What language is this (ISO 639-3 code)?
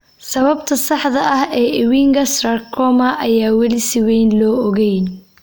som